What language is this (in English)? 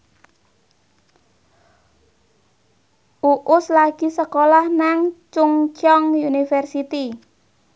Javanese